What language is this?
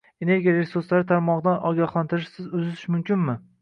Uzbek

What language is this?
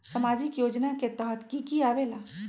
Magahi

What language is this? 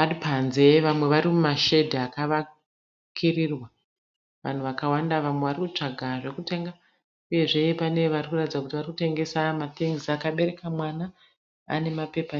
Shona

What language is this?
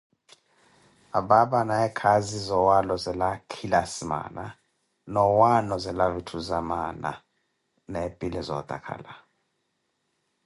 Koti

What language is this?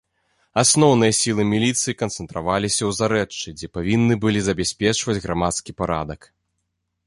Belarusian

